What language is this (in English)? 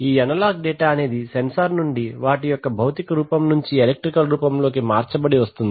Telugu